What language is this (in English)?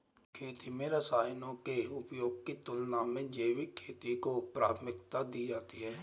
Hindi